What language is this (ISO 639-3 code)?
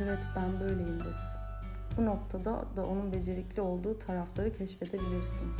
tur